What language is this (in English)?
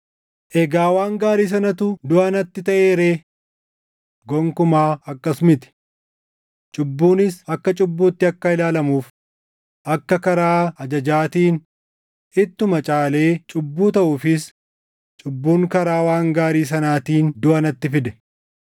Oromo